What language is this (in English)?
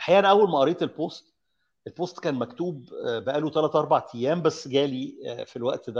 Arabic